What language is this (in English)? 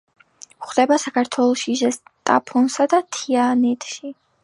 Georgian